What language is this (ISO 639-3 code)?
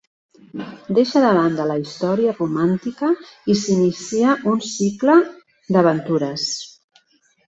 cat